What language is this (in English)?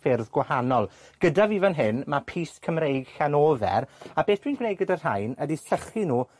Welsh